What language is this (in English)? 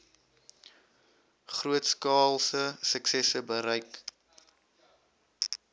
Afrikaans